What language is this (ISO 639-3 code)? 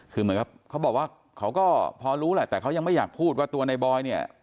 tha